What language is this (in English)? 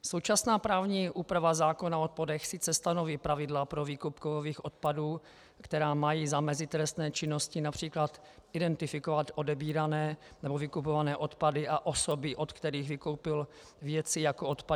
Czech